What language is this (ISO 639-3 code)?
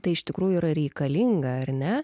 lit